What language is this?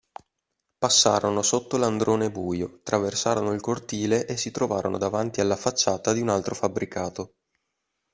Italian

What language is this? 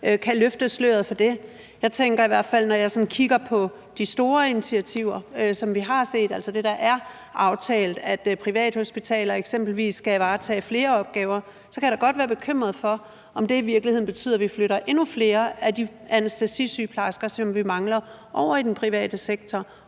Danish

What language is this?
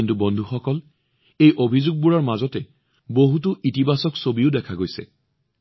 Assamese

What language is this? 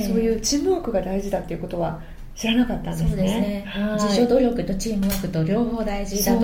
Japanese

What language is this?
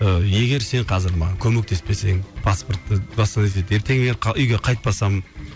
Kazakh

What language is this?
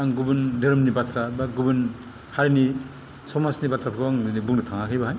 Bodo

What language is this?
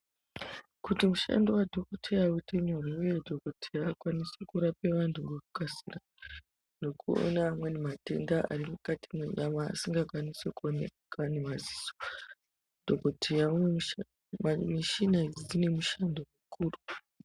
Ndau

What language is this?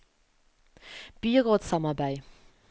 Norwegian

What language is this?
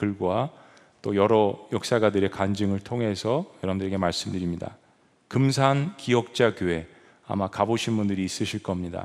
Korean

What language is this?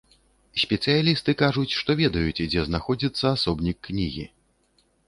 Belarusian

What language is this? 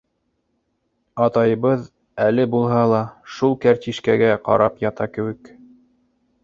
Bashkir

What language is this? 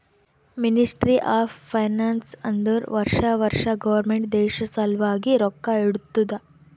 Kannada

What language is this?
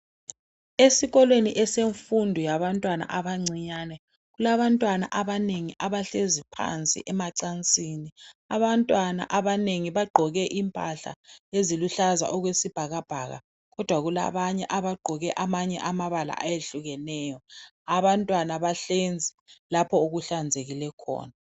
North Ndebele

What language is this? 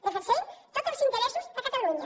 Catalan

